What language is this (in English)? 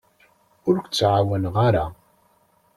Kabyle